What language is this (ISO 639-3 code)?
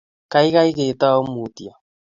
kln